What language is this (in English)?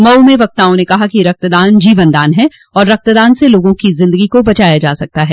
Hindi